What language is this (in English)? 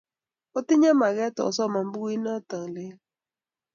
Kalenjin